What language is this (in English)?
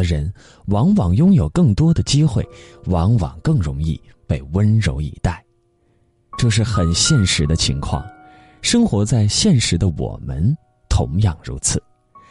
Chinese